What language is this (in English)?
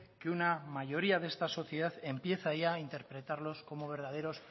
Spanish